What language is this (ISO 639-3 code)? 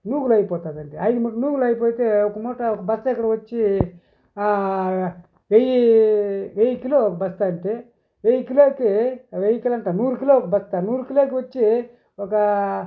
tel